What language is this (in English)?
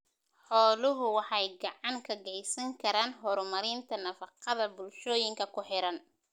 Somali